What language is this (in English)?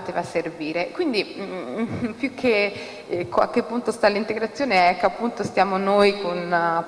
Italian